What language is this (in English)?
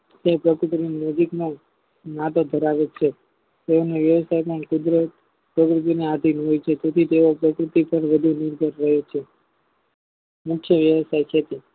Gujarati